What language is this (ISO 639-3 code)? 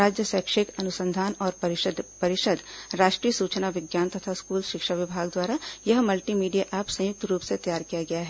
hin